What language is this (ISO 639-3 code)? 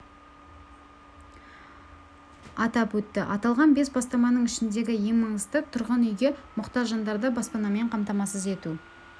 kaz